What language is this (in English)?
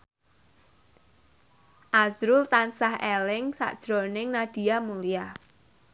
Javanese